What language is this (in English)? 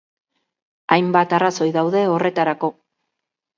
Basque